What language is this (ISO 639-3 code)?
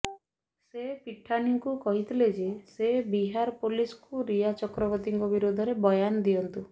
ori